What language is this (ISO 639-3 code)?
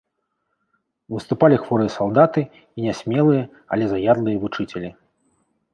bel